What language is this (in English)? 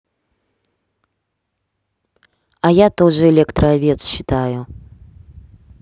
Russian